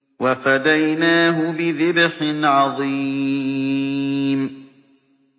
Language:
Arabic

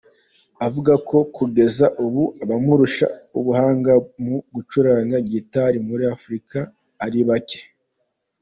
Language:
Kinyarwanda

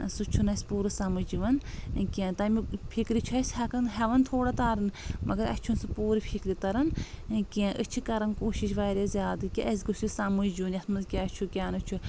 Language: Kashmiri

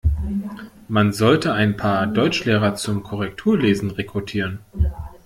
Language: German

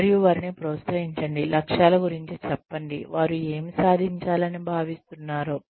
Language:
Telugu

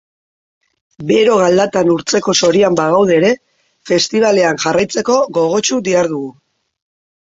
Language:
Basque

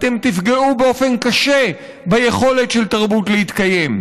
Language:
Hebrew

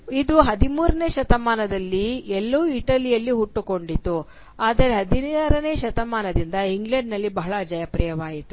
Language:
Kannada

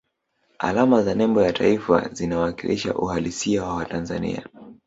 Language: Swahili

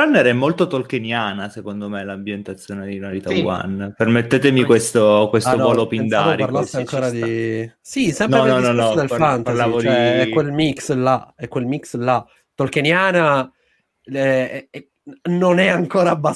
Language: Italian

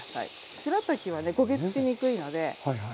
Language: Japanese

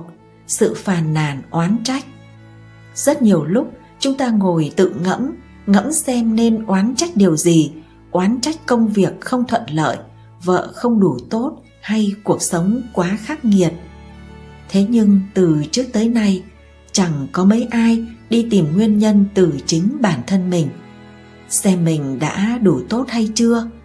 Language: Vietnamese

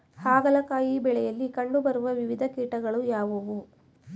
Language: Kannada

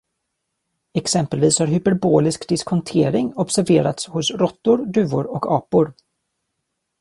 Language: Swedish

